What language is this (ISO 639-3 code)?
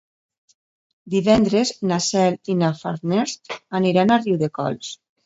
cat